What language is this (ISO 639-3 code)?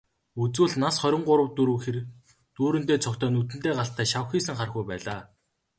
mon